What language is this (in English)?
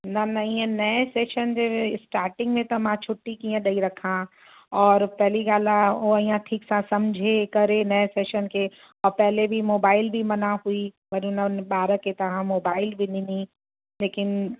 Sindhi